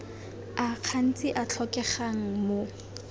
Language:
Tswana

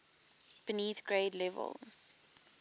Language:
English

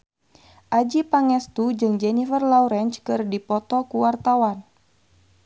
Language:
Sundanese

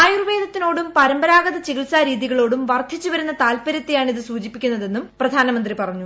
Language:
Malayalam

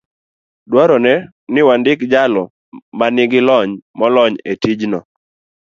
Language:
Luo (Kenya and Tanzania)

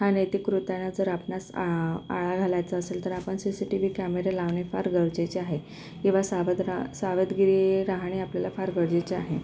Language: Marathi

